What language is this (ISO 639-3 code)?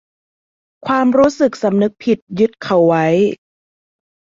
tha